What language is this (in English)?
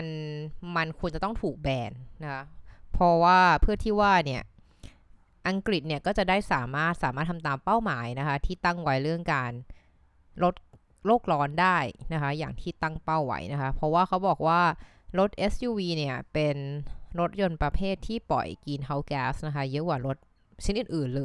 Thai